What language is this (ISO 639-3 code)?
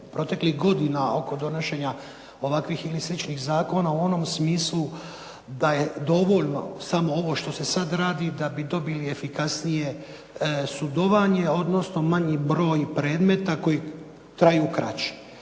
hrv